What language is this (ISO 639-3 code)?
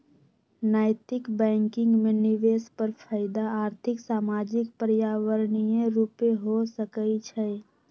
mag